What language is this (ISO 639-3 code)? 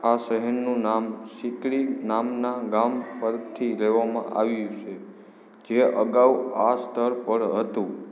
guj